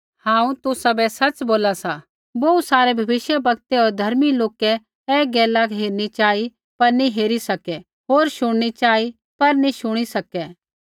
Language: Kullu Pahari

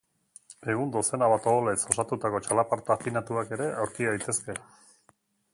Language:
Basque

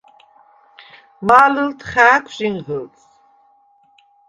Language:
Svan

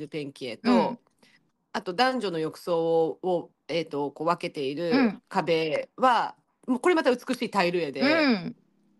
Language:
Japanese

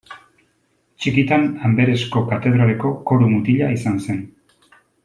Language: Basque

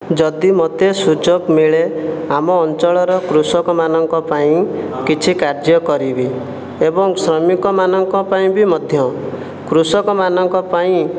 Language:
Odia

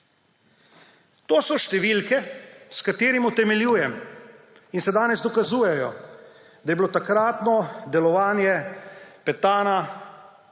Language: Slovenian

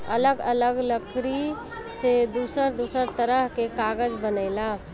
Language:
Bhojpuri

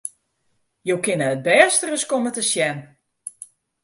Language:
Western Frisian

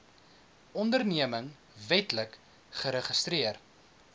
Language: Afrikaans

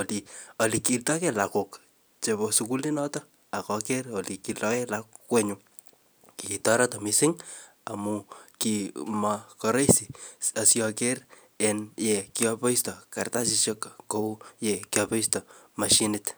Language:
Kalenjin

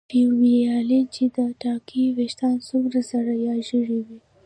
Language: Pashto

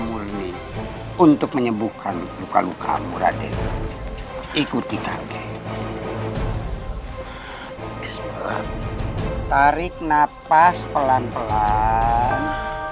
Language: Indonesian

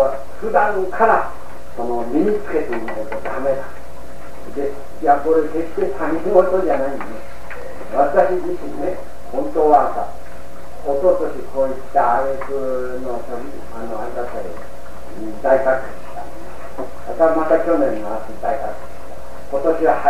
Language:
Japanese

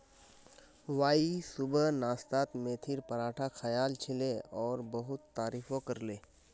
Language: Magahi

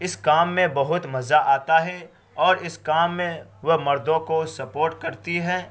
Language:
Urdu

